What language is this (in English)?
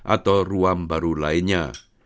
Indonesian